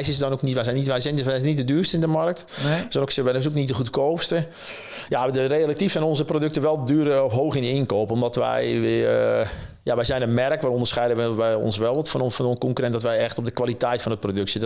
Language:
Dutch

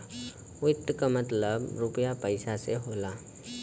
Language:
Bhojpuri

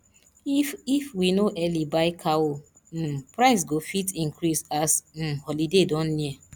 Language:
Nigerian Pidgin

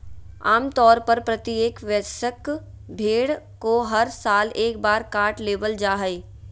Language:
Magahi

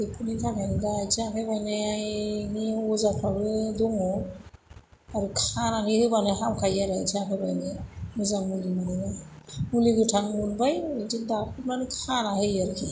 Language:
Bodo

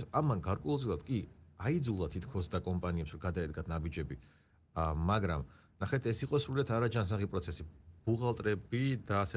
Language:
Romanian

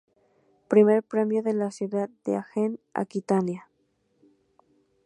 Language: Spanish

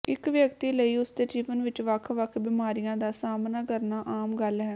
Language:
Punjabi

